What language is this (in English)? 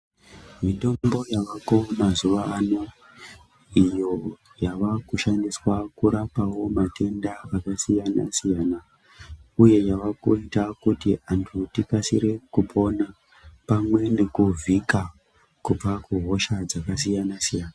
Ndau